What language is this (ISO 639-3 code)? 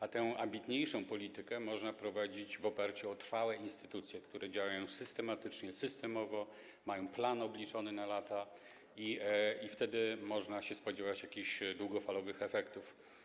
pol